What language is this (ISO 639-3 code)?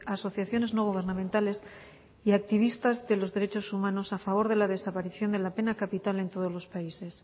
spa